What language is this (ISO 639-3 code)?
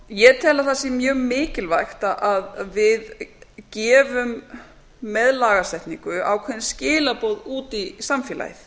isl